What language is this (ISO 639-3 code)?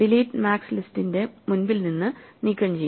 mal